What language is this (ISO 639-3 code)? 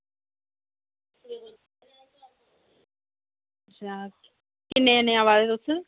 doi